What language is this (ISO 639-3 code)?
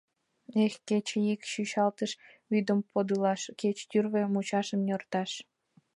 chm